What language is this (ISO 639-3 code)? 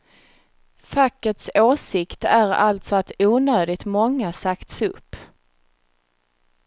swe